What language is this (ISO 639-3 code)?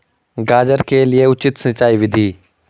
hin